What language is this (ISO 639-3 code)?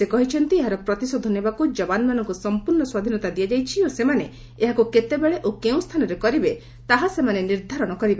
ori